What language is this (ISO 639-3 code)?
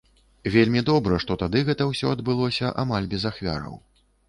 bel